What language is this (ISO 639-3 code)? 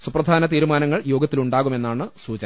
mal